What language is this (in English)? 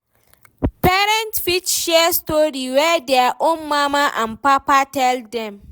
Nigerian Pidgin